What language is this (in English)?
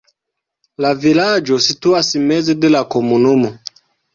Esperanto